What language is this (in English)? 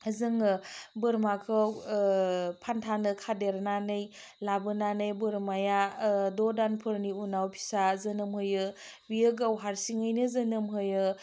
Bodo